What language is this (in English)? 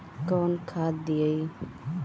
Bhojpuri